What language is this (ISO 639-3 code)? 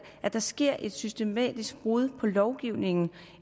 dan